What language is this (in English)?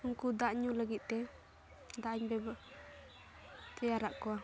Santali